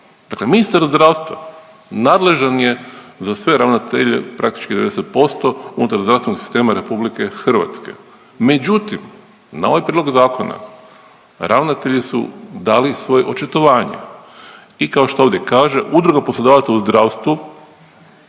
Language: Croatian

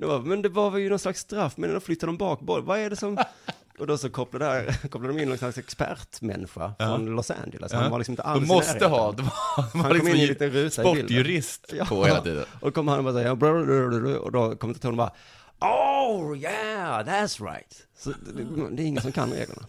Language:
Swedish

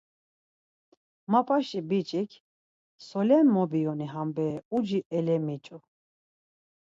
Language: Laz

